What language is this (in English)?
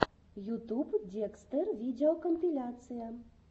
Russian